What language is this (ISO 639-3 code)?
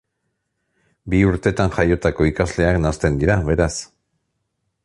eus